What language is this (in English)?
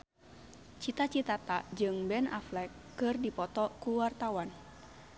Sundanese